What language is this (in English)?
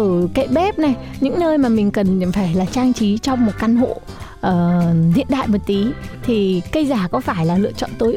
Vietnamese